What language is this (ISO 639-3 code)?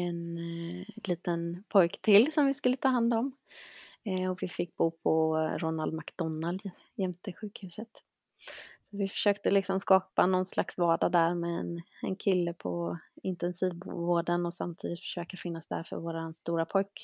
swe